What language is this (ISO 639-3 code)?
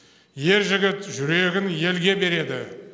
kaz